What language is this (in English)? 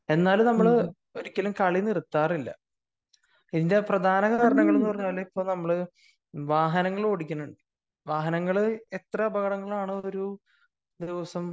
Malayalam